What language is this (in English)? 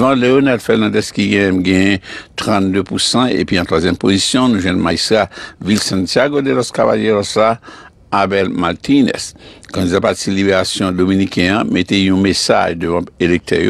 French